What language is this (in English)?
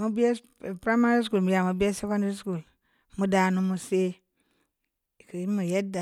Samba Leko